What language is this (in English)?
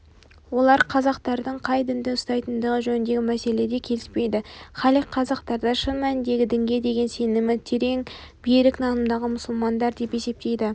Kazakh